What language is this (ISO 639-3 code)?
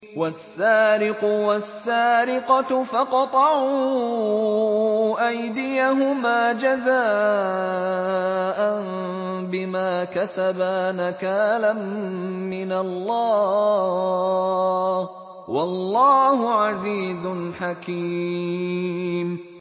ara